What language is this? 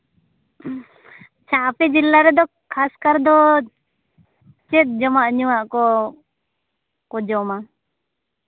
Santali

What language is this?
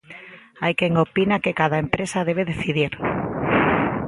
Galician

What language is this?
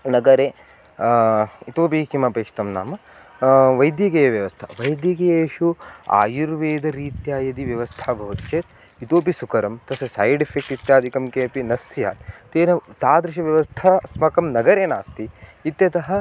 Sanskrit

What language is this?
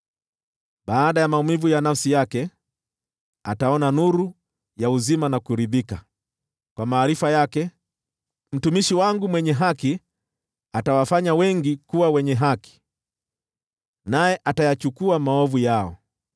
Swahili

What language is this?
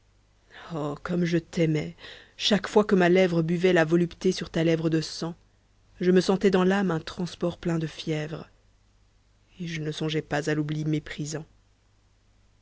French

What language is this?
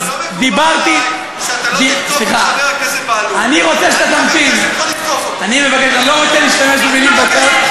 Hebrew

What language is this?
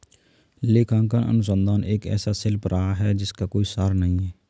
Hindi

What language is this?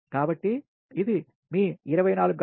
Telugu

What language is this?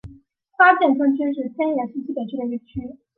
Chinese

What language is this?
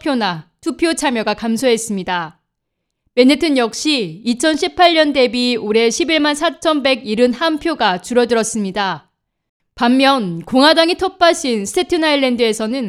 Korean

